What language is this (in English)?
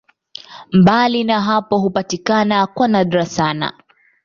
Swahili